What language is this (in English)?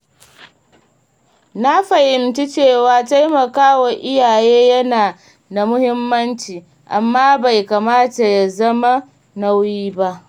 Hausa